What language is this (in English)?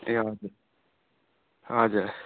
Nepali